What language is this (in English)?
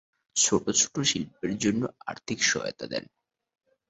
Bangla